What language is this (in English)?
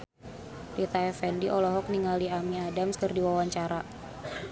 Sundanese